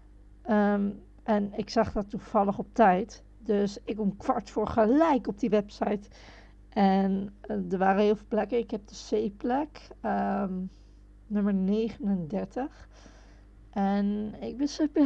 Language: Dutch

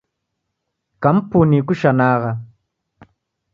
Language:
Taita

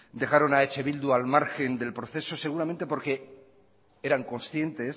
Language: Spanish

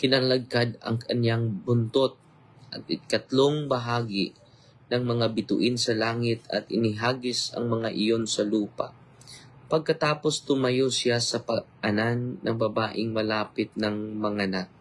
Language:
Filipino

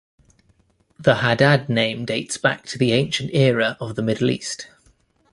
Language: English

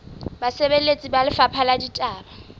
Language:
Southern Sotho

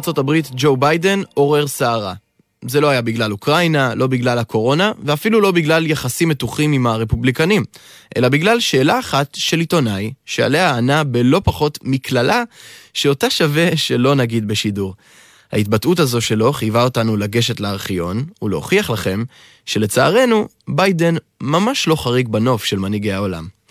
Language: Hebrew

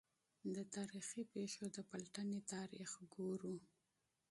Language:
Pashto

